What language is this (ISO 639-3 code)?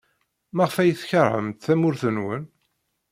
kab